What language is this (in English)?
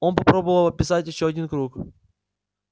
Russian